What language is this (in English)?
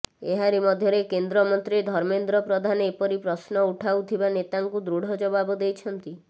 Odia